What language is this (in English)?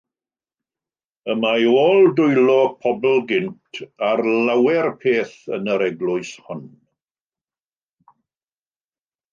Welsh